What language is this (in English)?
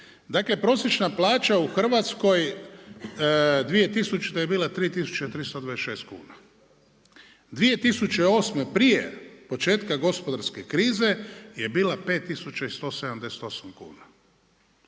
Croatian